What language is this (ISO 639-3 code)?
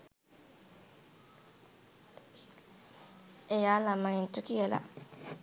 sin